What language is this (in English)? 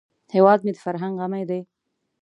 Pashto